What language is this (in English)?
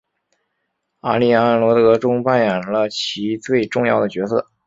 Chinese